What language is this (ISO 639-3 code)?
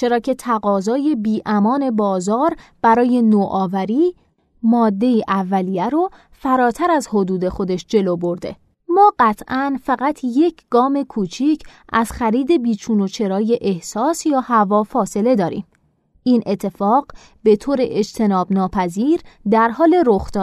fas